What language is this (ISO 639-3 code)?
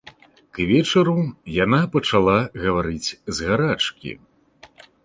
bel